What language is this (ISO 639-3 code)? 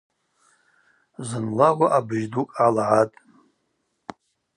abq